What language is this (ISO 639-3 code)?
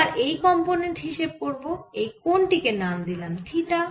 ben